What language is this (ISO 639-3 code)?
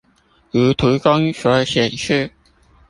zho